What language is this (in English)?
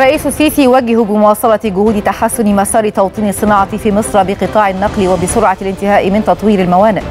Arabic